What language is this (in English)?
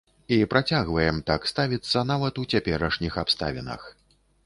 Belarusian